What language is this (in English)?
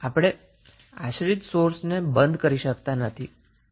Gujarati